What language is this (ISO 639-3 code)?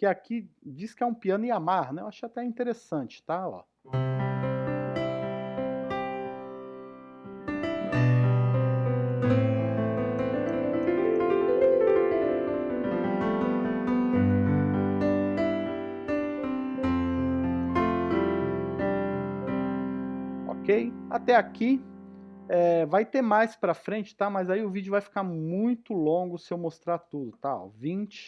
por